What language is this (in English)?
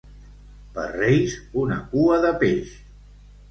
Catalan